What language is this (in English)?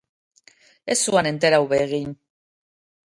Basque